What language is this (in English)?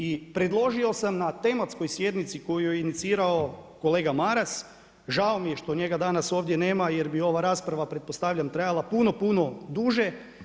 Croatian